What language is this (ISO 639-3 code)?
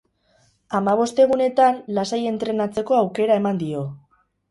eus